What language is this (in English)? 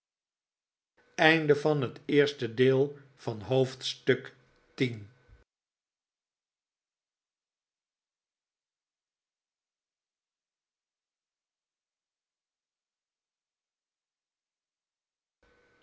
Dutch